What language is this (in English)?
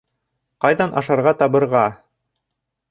Bashkir